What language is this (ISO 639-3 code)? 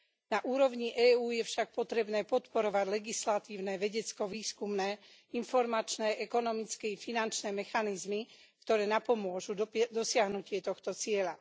slk